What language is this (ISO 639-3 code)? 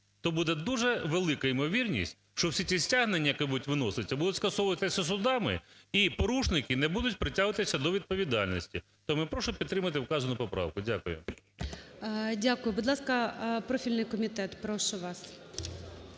ukr